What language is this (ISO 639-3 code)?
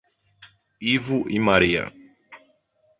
por